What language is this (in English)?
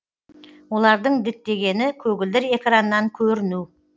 Kazakh